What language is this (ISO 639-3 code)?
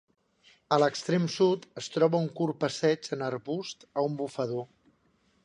cat